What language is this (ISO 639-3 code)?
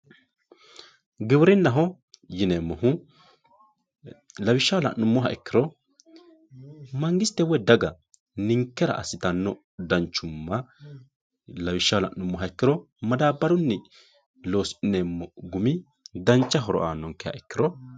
sid